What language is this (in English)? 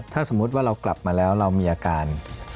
Thai